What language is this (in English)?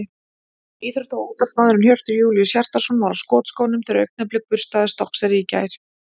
Icelandic